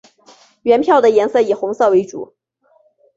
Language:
Chinese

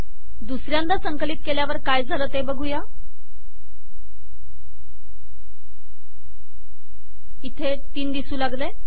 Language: Marathi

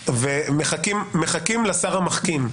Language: Hebrew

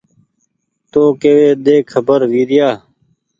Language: Goaria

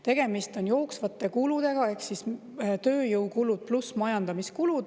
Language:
Estonian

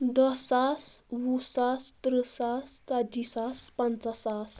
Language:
Kashmiri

